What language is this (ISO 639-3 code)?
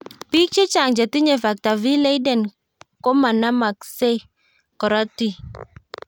kln